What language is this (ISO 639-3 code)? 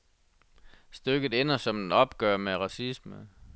dan